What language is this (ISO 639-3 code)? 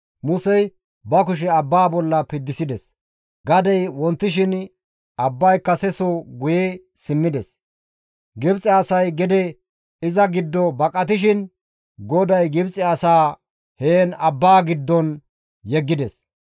gmv